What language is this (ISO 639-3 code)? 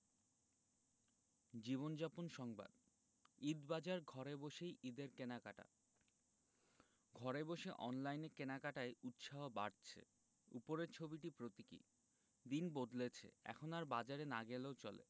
ben